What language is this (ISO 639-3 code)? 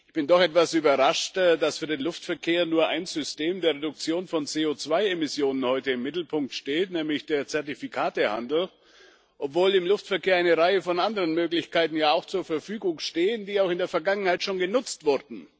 deu